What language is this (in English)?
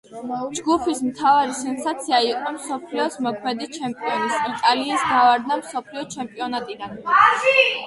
Georgian